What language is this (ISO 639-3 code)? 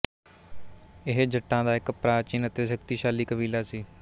pan